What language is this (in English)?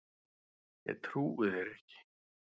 Icelandic